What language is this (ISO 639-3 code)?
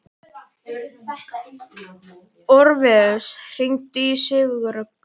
isl